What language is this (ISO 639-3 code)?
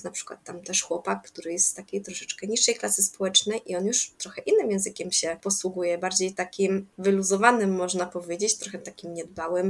pol